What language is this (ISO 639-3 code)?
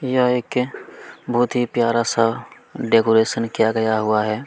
hin